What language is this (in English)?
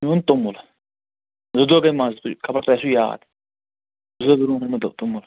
Kashmiri